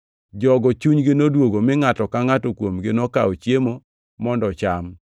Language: Luo (Kenya and Tanzania)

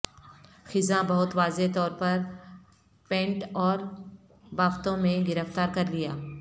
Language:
Urdu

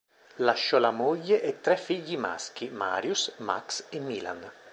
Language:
Italian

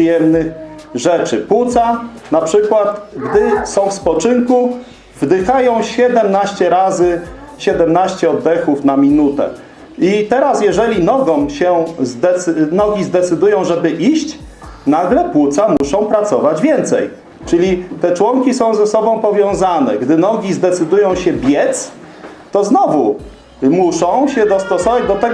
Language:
Polish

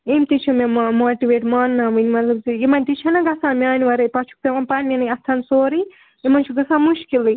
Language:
Kashmiri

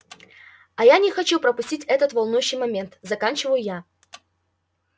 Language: Russian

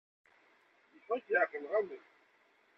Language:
Kabyle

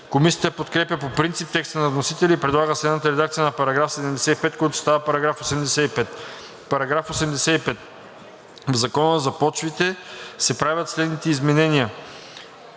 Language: Bulgarian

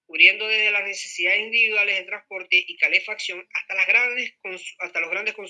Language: Spanish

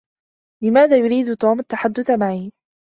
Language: Arabic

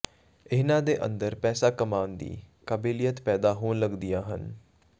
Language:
Punjabi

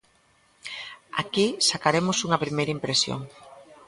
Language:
Galician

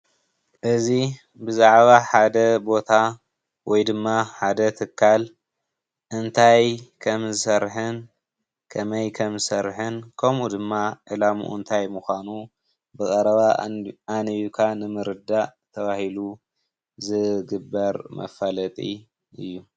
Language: Tigrinya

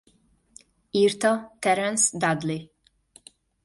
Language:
Hungarian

